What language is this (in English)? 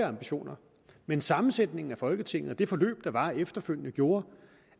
Danish